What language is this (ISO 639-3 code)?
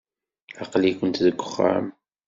kab